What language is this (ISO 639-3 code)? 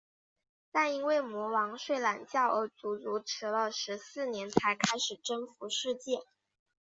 zho